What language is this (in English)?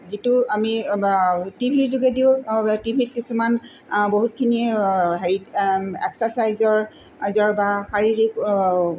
Assamese